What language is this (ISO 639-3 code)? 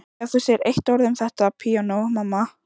isl